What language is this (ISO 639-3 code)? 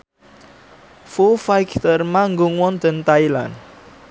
jav